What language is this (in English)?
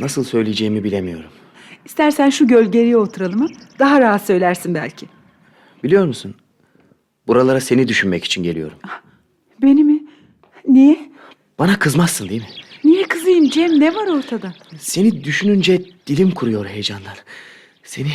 Turkish